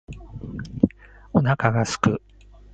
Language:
Japanese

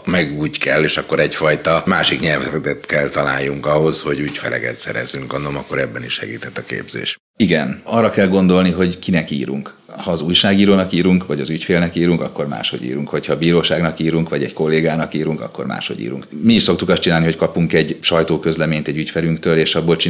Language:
Hungarian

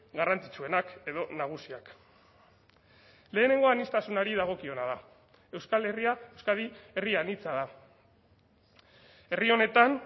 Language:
Basque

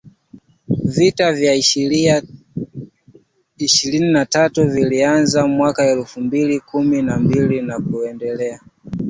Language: Swahili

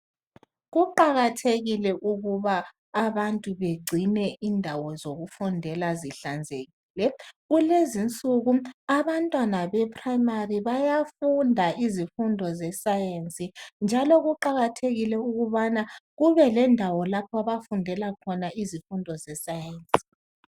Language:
North Ndebele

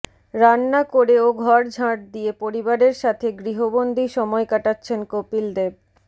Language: Bangla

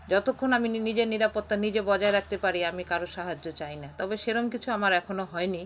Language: Bangla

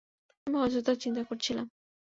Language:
Bangla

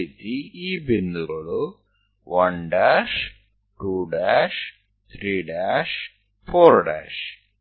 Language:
Kannada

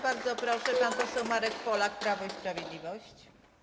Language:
Polish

